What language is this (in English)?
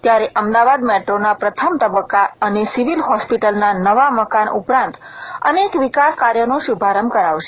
Gujarati